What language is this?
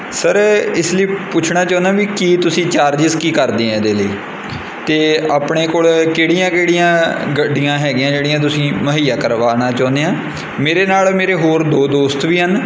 Punjabi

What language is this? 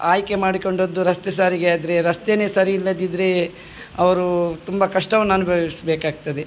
Kannada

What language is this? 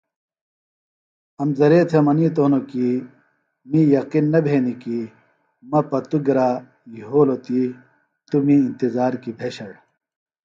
Phalura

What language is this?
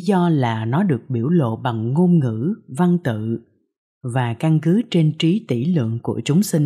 Vietnamese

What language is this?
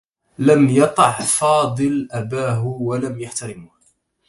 Arabic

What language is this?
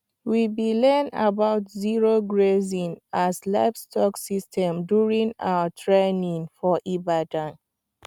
Nigerian Pidgin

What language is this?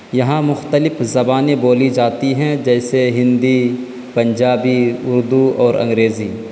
Urdu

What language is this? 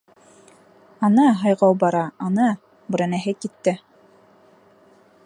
Bashkir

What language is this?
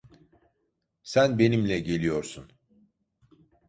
Turkish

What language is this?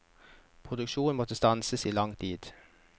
Norwegian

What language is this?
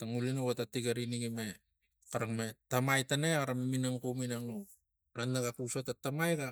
Tigak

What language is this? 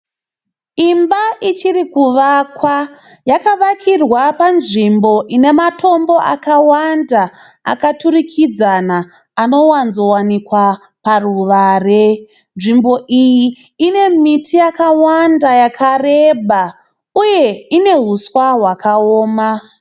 Shona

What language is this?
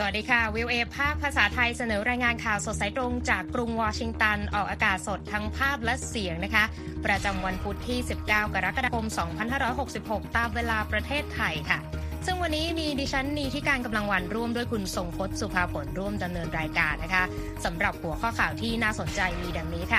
Thai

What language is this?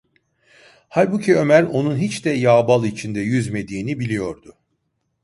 Turkish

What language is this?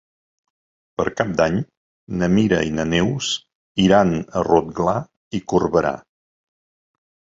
Catalan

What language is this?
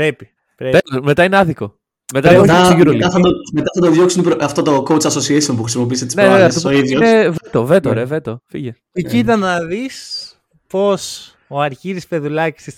Greek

